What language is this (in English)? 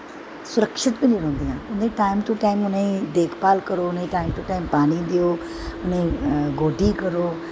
Dogri